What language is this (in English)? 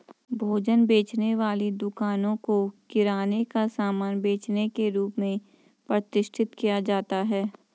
Hindi